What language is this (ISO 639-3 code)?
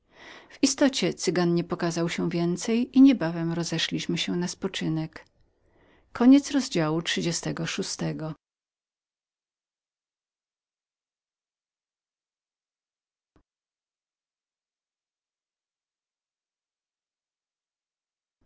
pol